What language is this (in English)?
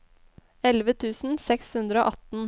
Norwegian